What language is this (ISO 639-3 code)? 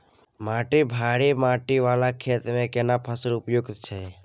mai